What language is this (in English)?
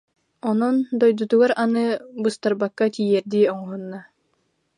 Yakut